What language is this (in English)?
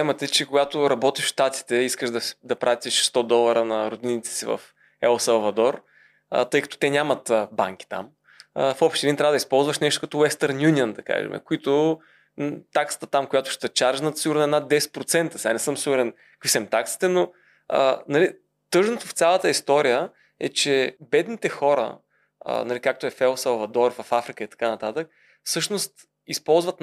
Bulgarian